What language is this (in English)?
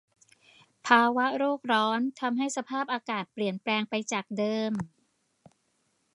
Thai